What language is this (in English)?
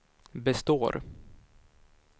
Swedish